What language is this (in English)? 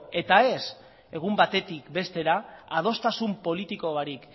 Basque